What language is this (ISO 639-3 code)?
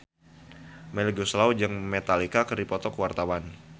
sun